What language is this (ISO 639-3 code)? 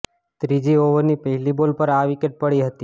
guj